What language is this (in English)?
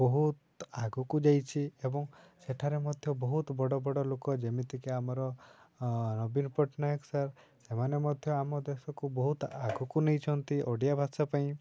Odia